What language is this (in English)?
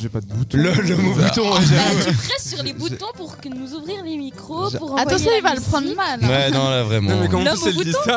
French